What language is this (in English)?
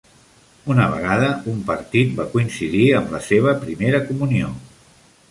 Catalan